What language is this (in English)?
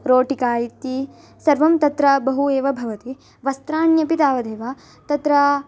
Sanskrit